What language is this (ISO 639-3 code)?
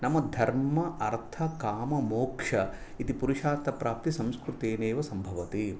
san